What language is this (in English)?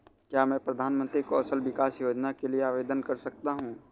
Hindi